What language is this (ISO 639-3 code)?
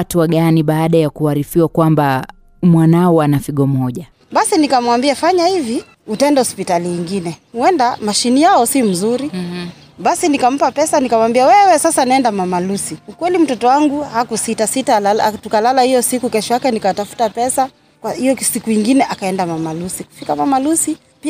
swa